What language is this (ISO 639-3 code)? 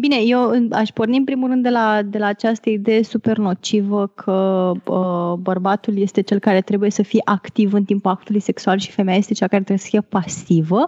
ron